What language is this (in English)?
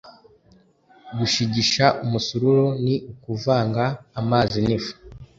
Kinyarwanda